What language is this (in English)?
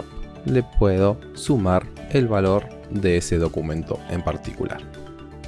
Spanish